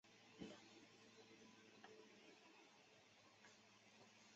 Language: Chinese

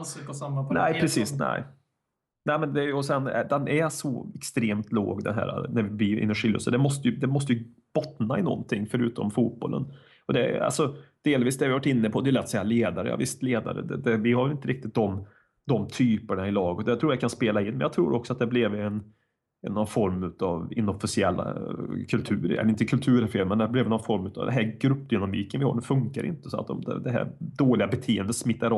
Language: Swedish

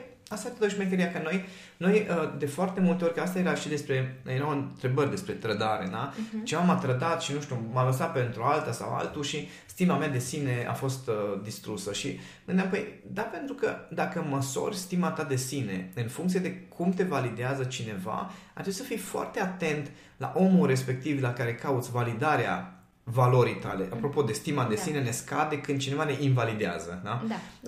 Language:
Romanian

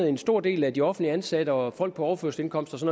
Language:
Danish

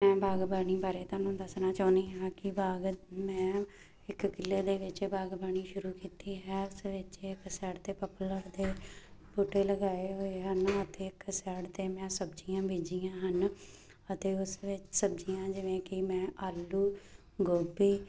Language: Punjabi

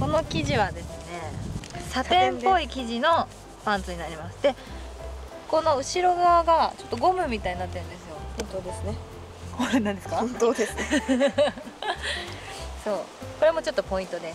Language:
Japanese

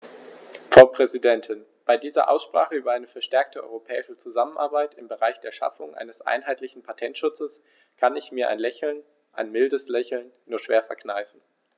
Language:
German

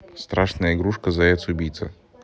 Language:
Russian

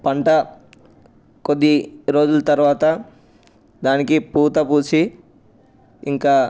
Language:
Telugu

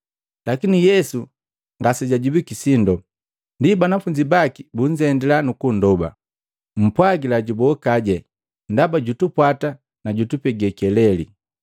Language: Matengo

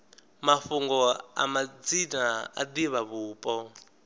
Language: Venda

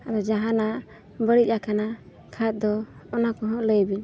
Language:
Santali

